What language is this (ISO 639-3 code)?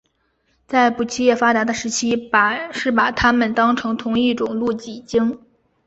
zho